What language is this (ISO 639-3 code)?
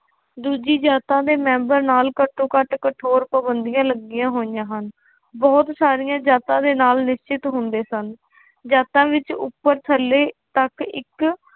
pan